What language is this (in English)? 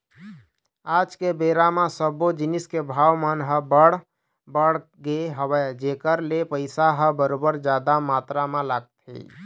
Chhattisgarhi